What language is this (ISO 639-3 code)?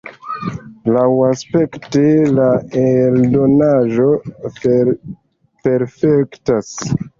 epo